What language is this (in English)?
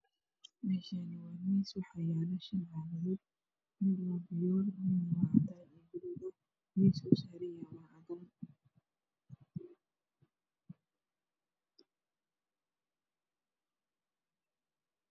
Somali